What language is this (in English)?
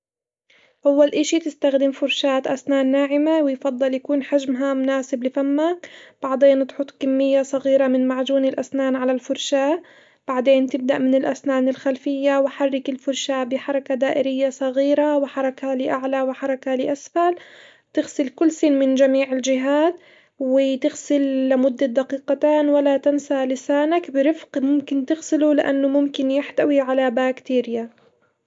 Hijazi Arabic